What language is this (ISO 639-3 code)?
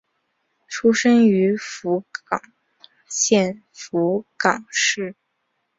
zho